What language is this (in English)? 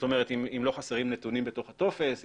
Hebrew